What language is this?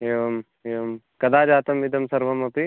Sanskrit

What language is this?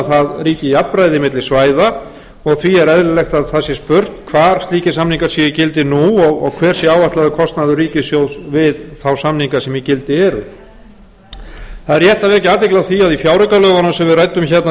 Icelandic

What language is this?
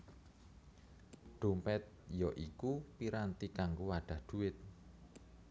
Javanese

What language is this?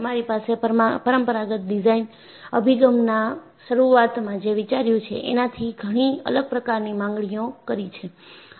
Gujarati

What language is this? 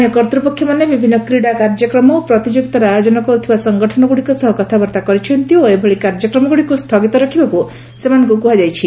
Odia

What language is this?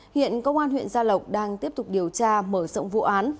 Vietnamese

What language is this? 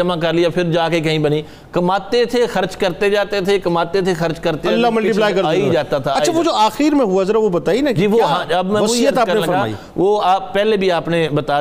Urdu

